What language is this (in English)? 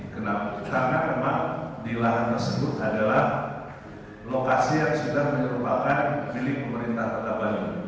Indonesian